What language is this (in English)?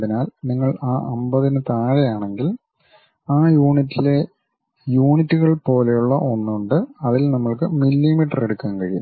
Malayalam